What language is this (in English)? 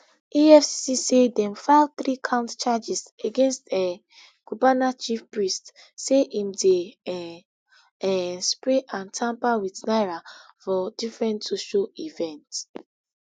Nigerian Pidgin